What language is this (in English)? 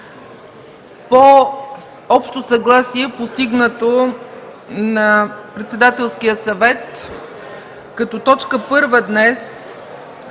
Bulgarian